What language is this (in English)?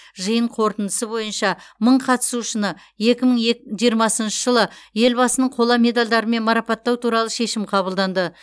Kazakh